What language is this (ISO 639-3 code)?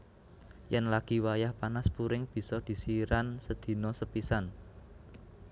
jav